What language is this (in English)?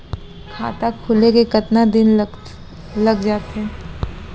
Chhattisgarhi